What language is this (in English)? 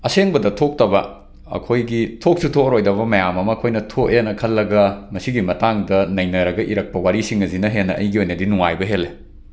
Manipuri